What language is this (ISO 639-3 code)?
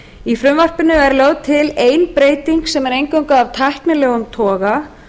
isl